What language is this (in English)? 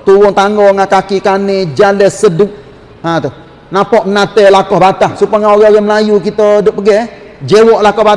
Malay